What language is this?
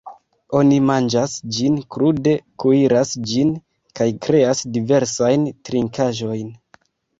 Esperanto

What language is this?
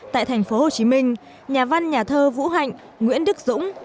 Vietnamese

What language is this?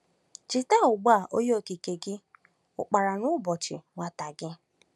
Igbo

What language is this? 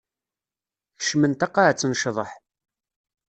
Kabyle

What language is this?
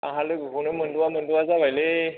Bodo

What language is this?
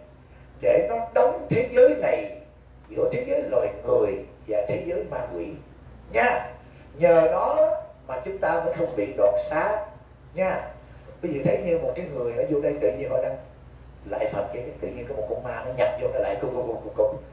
Vietnamese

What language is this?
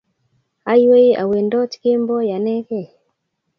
Kalenjin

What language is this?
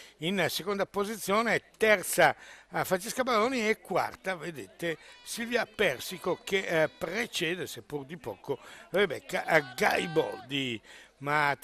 Italian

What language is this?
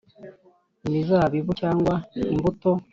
Kinyarwanda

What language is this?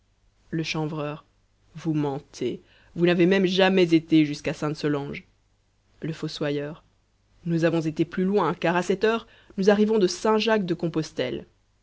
French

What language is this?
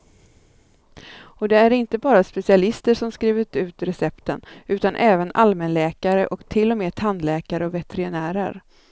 Swedish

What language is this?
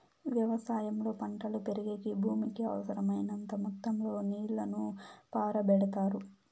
Telugu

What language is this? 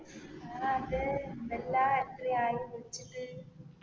Malayalam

